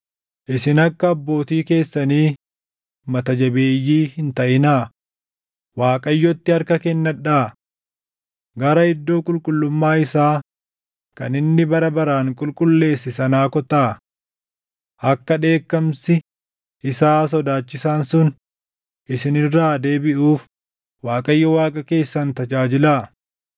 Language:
Oromo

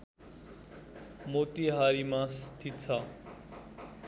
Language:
Nepali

